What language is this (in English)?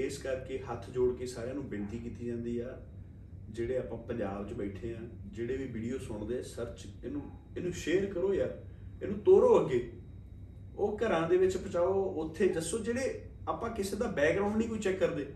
Punjabi